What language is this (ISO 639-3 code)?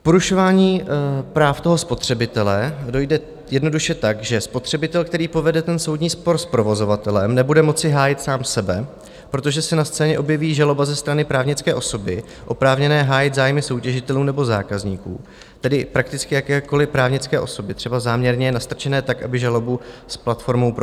ces